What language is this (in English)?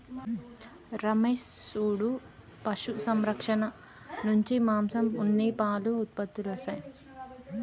Telugu